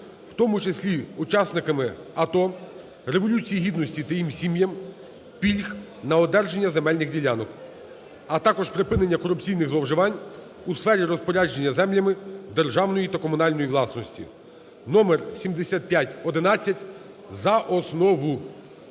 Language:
Ukrainian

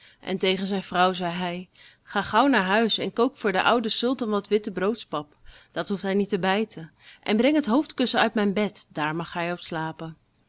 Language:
Dutch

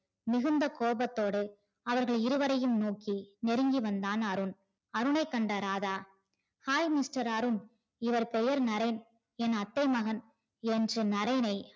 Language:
Tamil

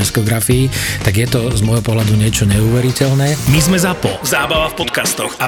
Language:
Slovak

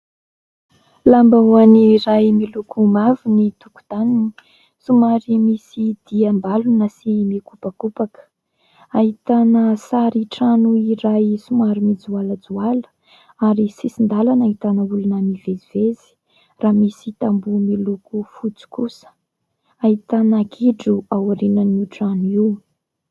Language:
Malagasy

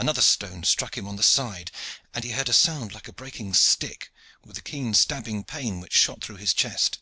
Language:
English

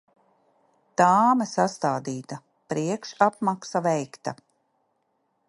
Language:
Latvian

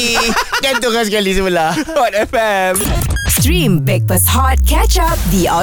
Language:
Malay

